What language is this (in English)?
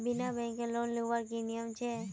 Magahi